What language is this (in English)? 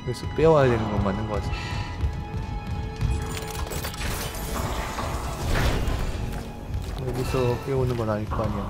Korean